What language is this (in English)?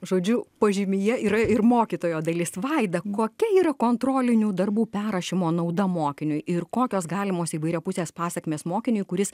Lithuanian